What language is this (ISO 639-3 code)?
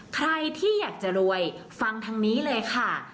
tha